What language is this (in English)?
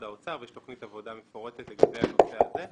Hebrew